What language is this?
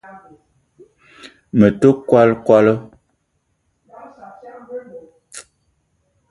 Eton (Cameroon)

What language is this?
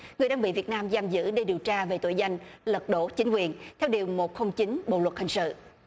Vietnamese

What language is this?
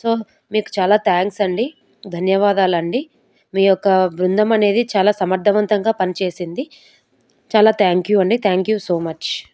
Telugu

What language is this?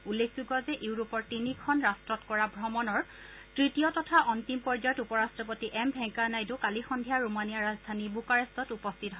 Assamese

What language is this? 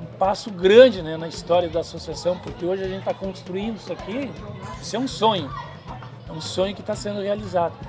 Portuguese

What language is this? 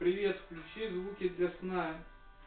Russian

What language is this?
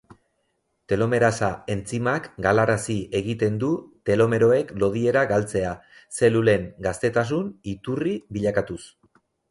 Basque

